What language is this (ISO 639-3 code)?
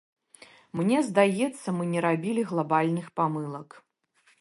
bel